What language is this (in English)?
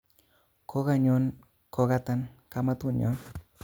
Kalenjin